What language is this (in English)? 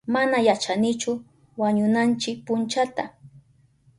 Southern Pastaza Quechua